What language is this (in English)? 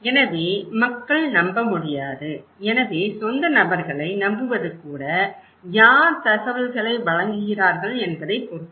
Tamil